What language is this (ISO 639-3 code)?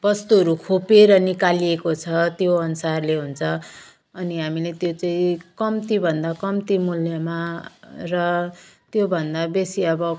nep